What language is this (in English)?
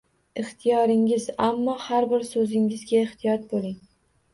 Uzbek